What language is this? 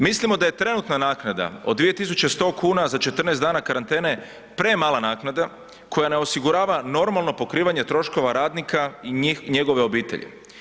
Croatian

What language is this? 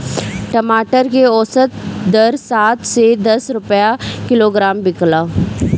Bhojpuri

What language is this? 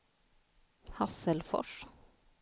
Swedish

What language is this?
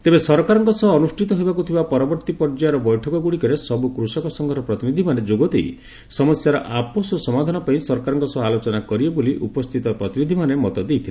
Odia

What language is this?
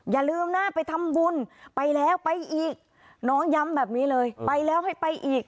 Thai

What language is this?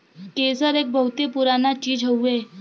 Bhojpuri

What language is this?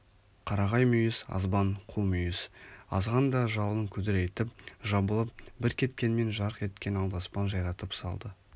Kazakh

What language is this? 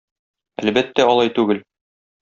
Tatar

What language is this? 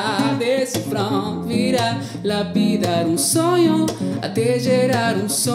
Indonesian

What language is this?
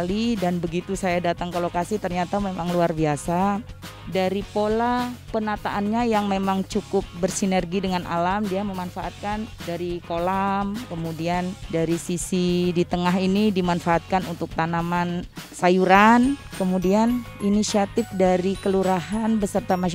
Indonesian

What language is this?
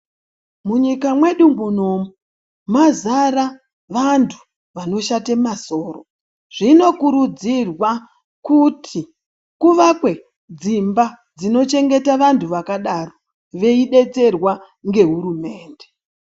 Ndau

